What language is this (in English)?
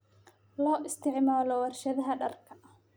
Somali